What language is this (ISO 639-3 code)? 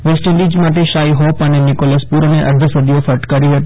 guj